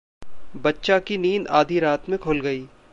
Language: Hindi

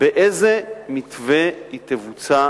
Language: Hebrew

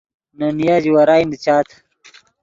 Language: Yidgha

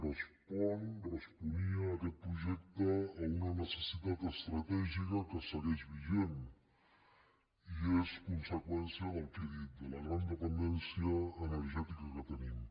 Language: Catalan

